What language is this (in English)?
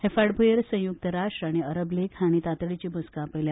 Konkani